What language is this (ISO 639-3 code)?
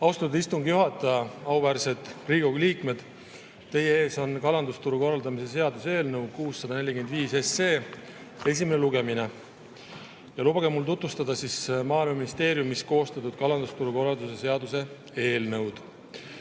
est